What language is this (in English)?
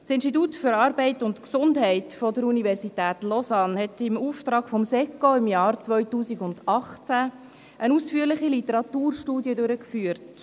Swiss German